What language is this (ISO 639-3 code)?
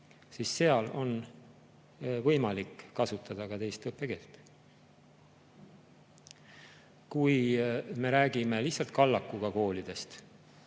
est